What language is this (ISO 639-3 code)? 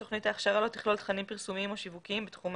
heb